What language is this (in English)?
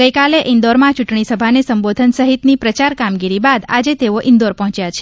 Gujarati